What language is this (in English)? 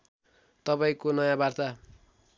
Nepali